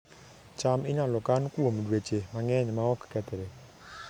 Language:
Luo (Kenya and Tanzania)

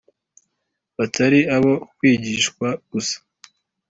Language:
Kinyarwanda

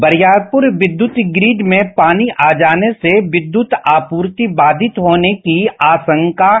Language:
Hindi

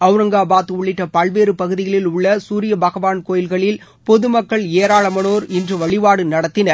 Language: Tamil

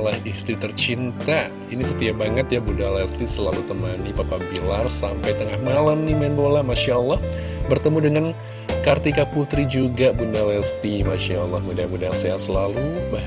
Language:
Indonesian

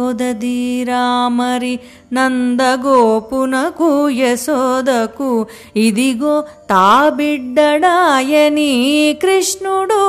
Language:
Telugu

